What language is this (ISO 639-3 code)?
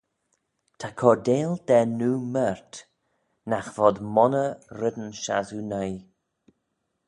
glv